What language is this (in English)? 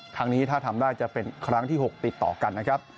Thai